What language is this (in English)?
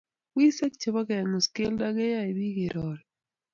Kalenjin